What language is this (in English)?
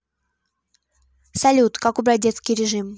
Russian